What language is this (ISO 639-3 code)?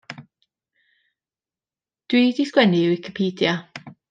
cym